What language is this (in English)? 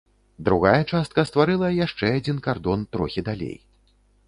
Belarusian